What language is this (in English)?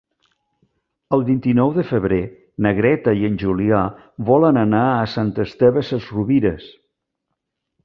Catalan